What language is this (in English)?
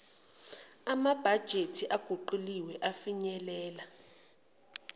Zulu